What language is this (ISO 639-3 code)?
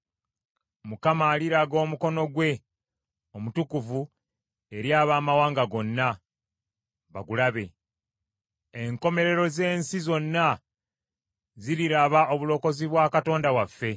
lug